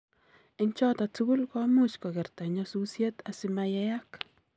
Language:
Kalenjin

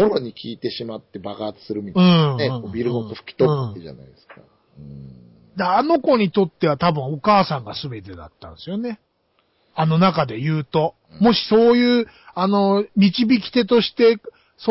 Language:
Japanese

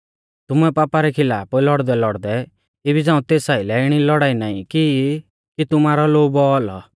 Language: Mahasu Pahari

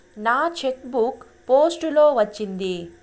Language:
Telugu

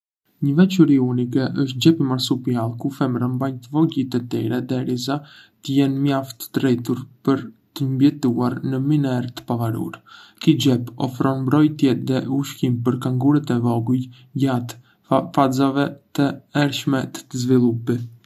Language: Arbëreshë Albanian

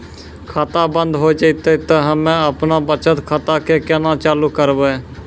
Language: Maithili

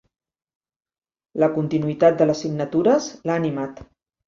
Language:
Catalan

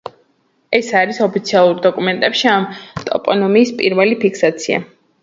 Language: Georgian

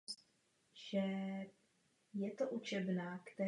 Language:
Czech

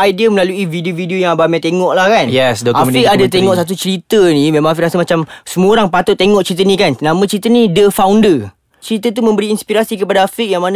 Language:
Malay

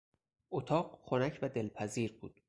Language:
Persian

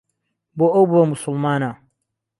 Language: Central Kurdish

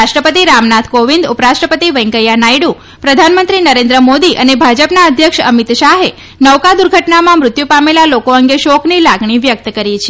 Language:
Gujarati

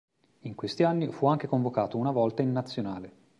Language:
Italian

